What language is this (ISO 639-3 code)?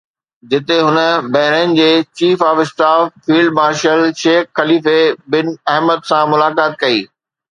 snd